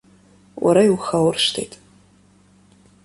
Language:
Abkhazian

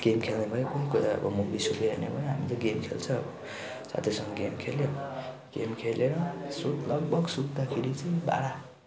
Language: Nepali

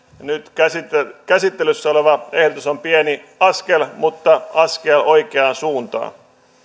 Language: Finnish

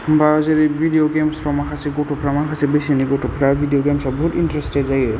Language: Bodo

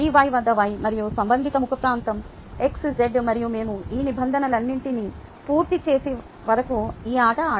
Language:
Telugu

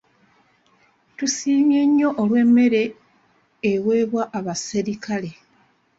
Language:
Ganda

